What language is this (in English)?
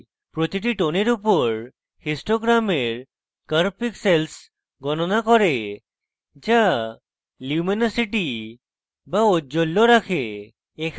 Bangla